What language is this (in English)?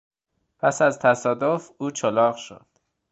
Persian